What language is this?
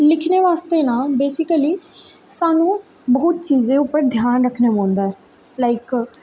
Dogri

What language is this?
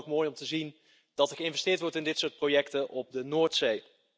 Dutch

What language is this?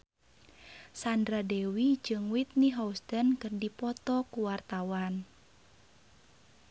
Sundanese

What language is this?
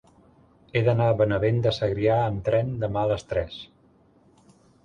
Catalan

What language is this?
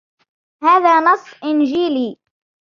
Arabic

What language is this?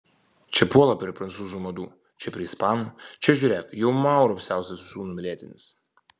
Lithuanian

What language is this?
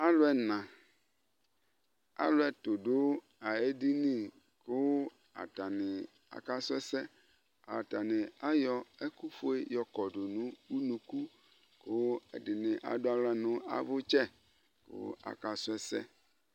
Ikposo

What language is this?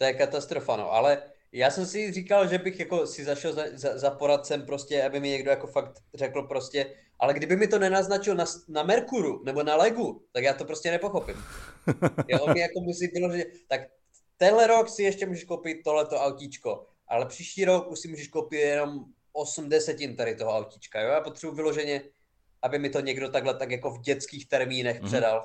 Czech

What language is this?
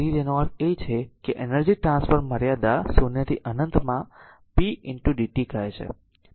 Gujarati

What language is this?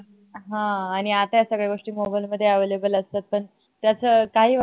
Marathi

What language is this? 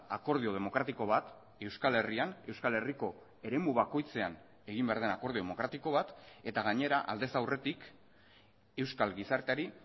Basque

